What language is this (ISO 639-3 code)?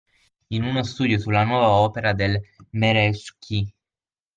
ita